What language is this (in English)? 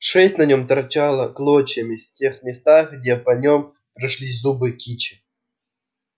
Russian